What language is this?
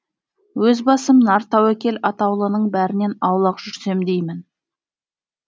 Kazakh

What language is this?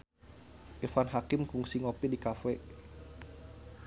Sundanese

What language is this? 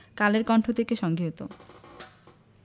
Bangla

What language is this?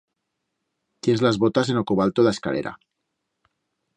Aragonese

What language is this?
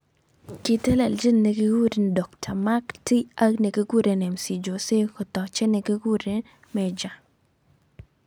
Kalenjin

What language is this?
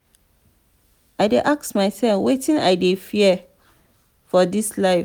Nigerian Pidgin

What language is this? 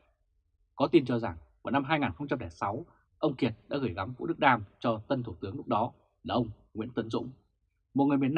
Vietnamese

